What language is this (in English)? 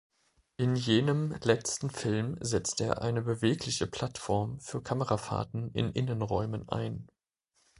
German